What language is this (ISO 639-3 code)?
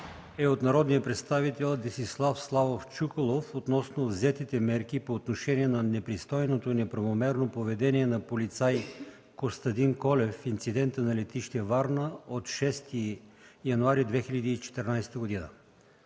bul